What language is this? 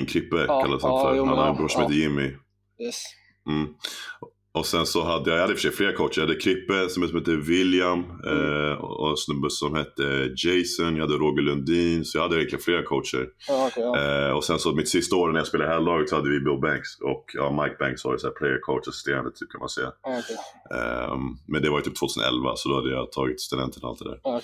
Swedish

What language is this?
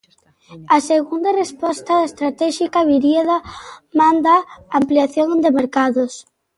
Galician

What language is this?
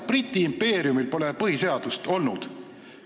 Estonian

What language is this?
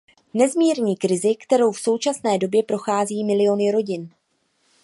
Czech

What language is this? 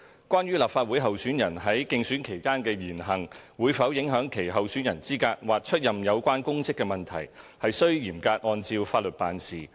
Cantonese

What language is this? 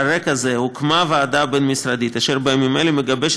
Hebrew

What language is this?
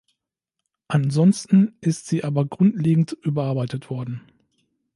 German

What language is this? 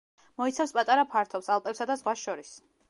Georgian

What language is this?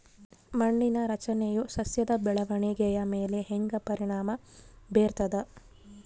Kannada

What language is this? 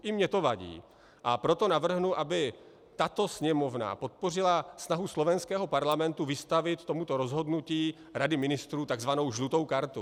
Czech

